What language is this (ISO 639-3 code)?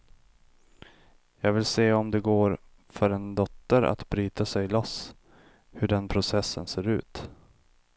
swe